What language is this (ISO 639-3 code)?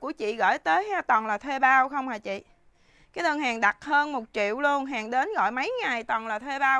vie